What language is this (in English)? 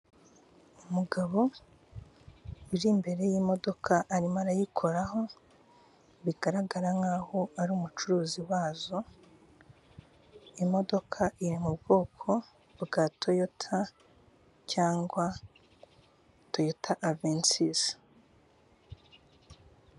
Kinyarwanda